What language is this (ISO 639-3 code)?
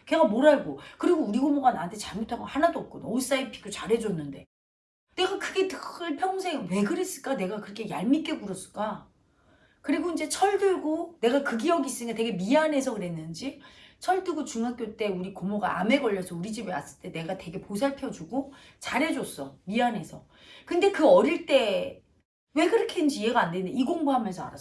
kor